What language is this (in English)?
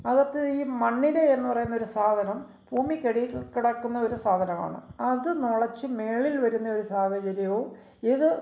Malayalam